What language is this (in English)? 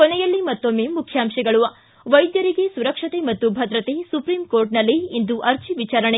Kannada